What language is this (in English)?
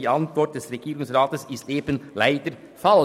Swiss German